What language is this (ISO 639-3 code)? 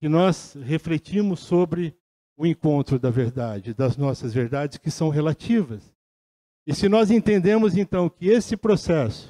por